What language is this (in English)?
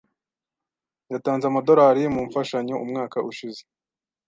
Kinyarwanda